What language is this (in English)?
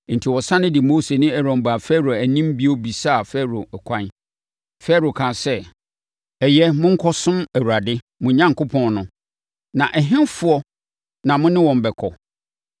Akan